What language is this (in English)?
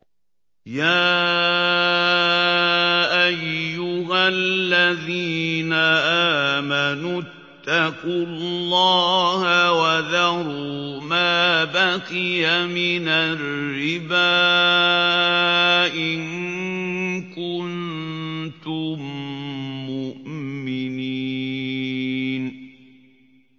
Arabic